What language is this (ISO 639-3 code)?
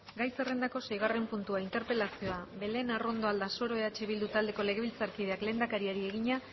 eus